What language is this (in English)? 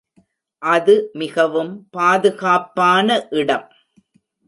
Tamil